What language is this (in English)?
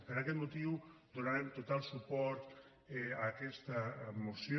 Catalan